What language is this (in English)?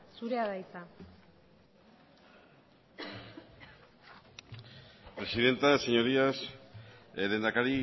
Basque